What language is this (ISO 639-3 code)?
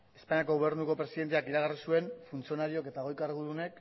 eus